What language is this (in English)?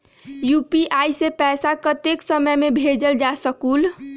Magahi